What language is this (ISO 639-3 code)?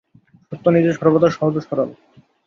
ben